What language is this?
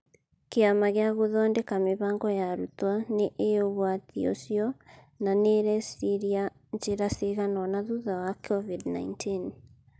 Kikuyu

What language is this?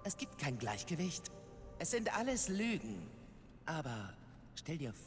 German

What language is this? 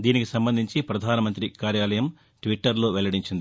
Telugu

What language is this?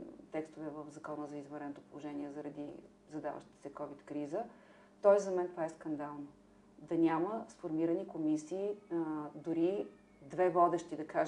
Bulgarian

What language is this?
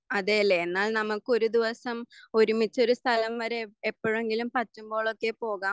Malayalam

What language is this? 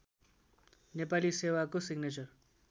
Nepali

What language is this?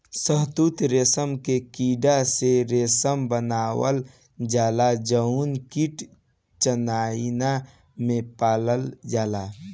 Bhojpuri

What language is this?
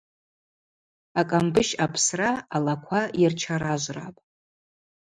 Abaza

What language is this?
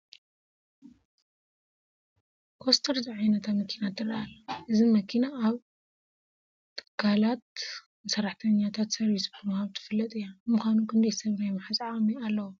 Tigrinya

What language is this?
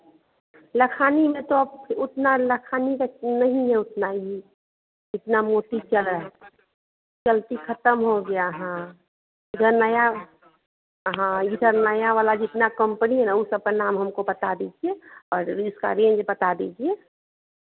Hindi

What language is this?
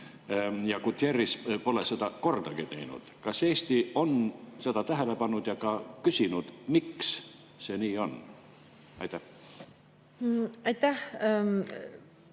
Estonian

